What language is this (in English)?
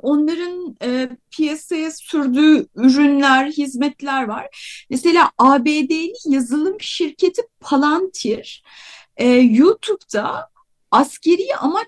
Turkish